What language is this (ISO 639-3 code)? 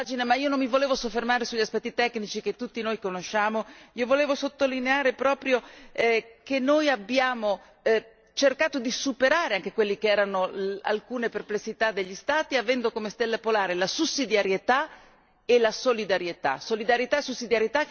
ita